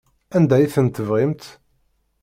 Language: Kabyle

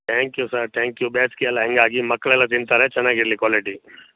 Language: Kannada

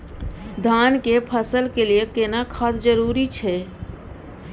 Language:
Maithili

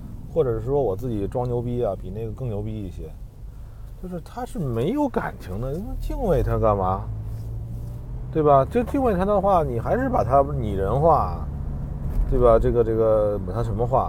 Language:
Chinese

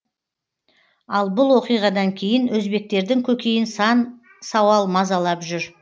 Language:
Kazakh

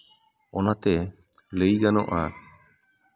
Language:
Santali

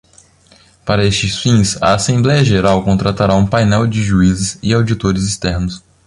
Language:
Portuguese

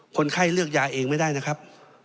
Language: Thai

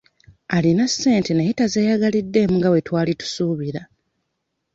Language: Ganda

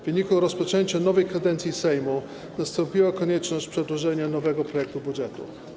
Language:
Polish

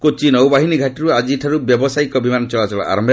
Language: Odia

